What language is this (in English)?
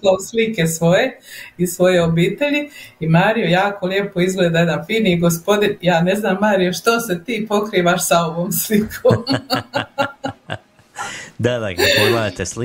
Croatian